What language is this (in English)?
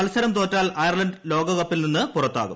Malayalam